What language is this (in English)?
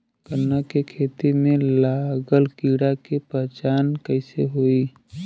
Bhojpuri